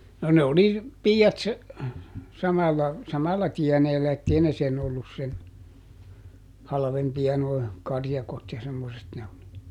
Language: Finnish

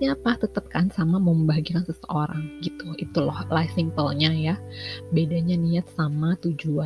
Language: Indonesian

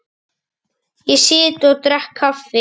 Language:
Icelandic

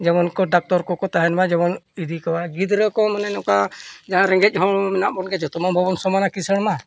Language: Santali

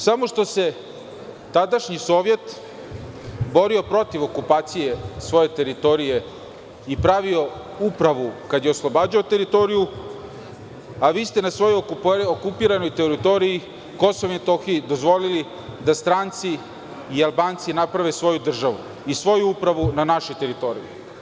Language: Serbian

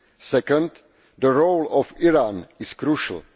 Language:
English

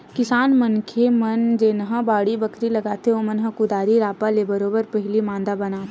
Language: Chhattisgarhi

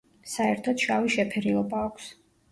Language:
Georgian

